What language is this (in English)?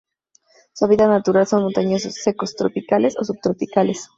Spanish